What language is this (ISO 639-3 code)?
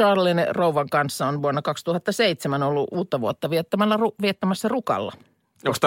fin